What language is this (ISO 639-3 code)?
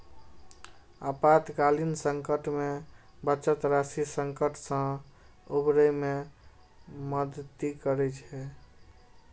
mai